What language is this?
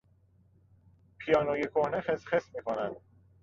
Persian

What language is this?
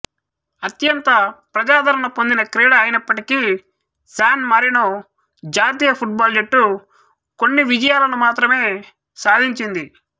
Telugu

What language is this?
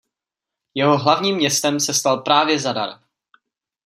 Czech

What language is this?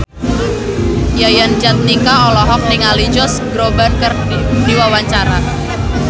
Sundanese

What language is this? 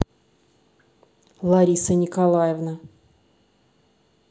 Russian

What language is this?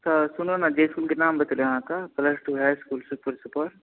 Maithili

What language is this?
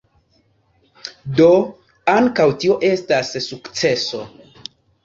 Esperanto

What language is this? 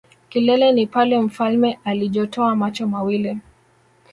Swahili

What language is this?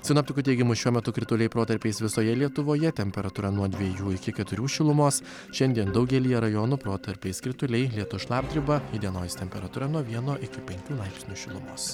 Lithuanian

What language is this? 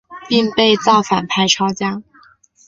Chinese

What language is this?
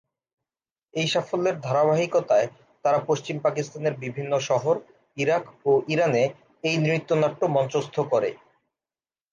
Bangla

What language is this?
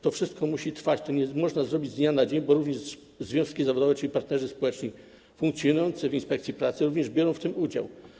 Polish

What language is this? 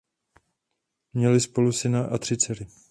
Czech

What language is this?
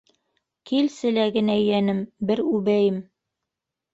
Bashkir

